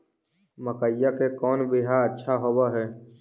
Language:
Magahi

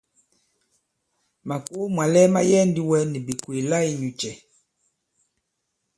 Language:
Bankon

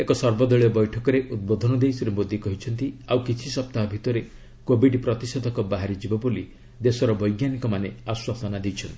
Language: Odia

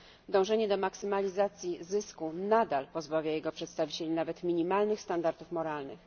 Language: Polish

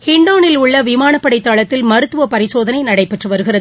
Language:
Tamil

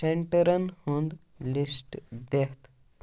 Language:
Kashmiri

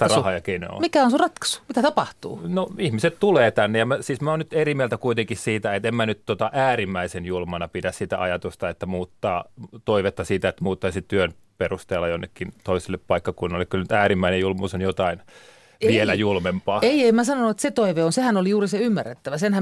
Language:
Finnish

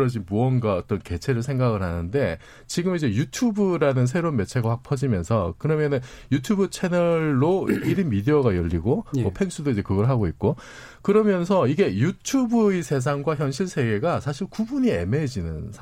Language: Korean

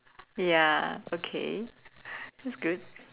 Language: English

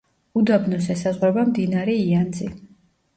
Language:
Georgian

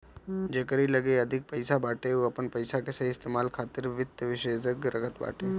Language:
Bhojpuri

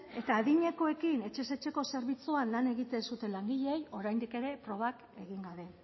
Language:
Basque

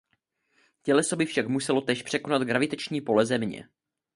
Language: Czech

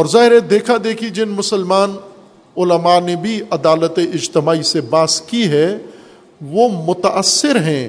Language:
Urdu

